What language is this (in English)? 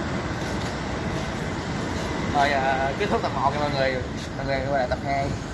Vietnamese